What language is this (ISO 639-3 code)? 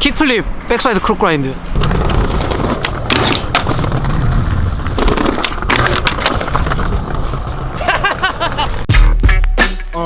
kor